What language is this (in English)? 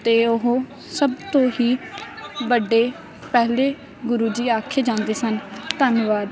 Punjabi